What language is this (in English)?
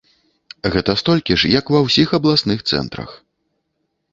Belarusian